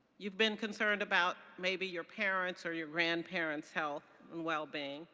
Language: English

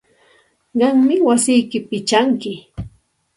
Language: Santa Ana de Tusi Pasco Quechua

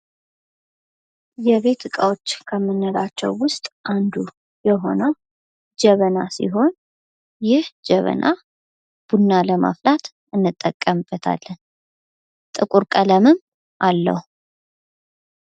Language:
Amharic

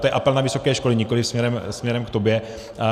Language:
Czech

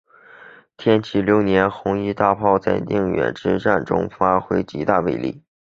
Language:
Chinese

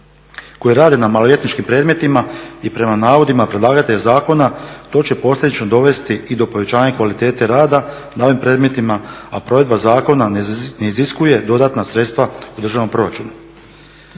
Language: Croatian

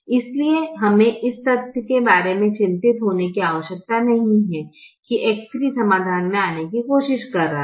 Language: Hindi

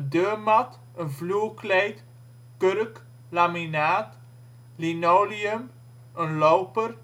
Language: Dutch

